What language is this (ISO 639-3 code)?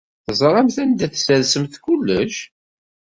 kab